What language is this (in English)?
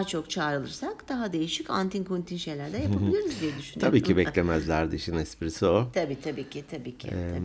Turkish